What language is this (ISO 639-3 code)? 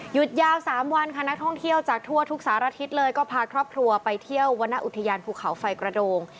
tha